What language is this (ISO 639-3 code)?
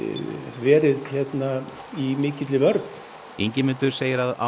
isl